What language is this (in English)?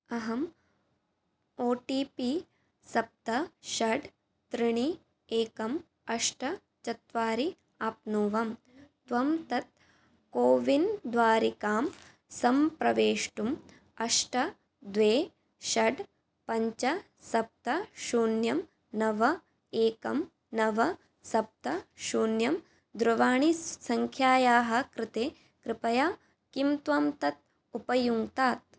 Sanskrit